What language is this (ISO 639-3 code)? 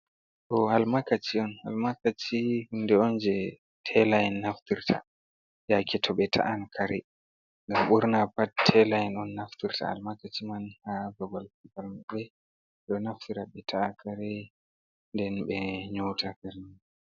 ful